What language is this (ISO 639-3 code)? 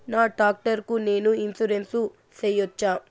tel